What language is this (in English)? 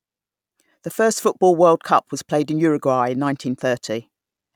English